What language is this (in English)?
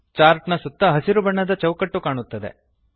Kannada